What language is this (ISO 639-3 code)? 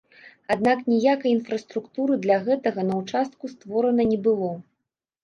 bel